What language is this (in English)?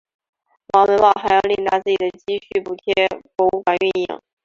Chinese